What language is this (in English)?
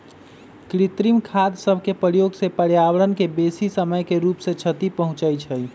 Magahi